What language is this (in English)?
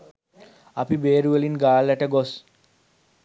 Sinhala